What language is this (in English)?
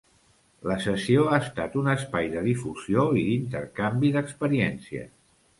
Catalan